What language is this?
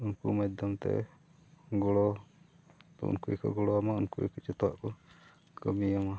Santali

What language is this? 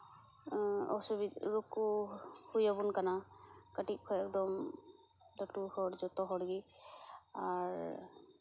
Santali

